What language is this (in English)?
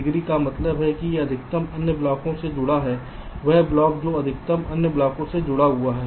Hindi